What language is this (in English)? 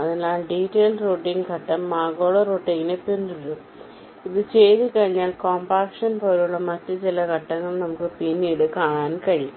Malayalam